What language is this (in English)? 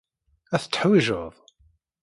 Kabyle